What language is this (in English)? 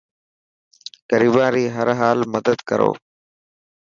Dhatki